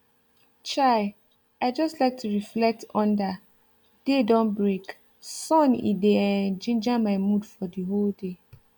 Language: Nigerian Pidgin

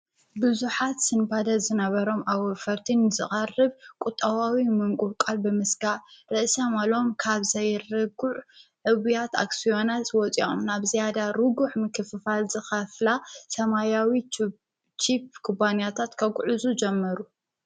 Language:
Tigrinya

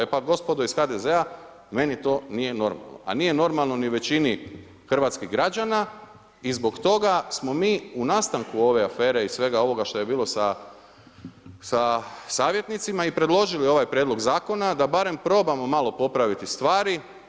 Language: Croatian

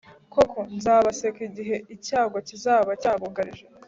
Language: Kinyarwanda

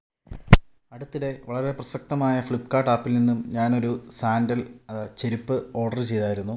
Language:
Malayalam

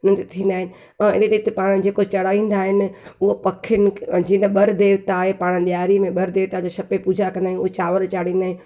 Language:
Sindhi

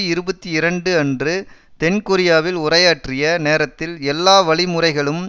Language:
Tamil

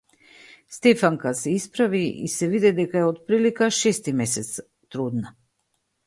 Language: Macedonian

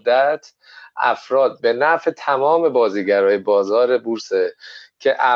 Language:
Persian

